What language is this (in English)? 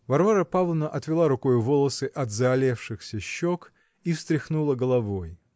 Russian